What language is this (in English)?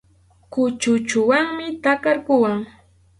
Arequipa-La Unión Quechua